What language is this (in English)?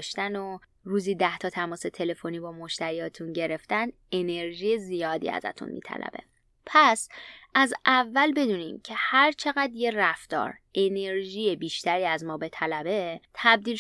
Persian